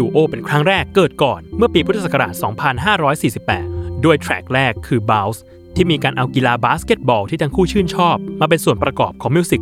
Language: Thai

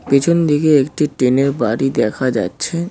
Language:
Bangla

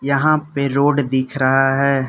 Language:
Hindi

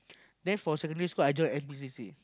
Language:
English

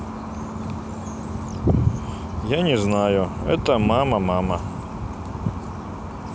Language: Russian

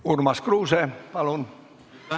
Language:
Estonian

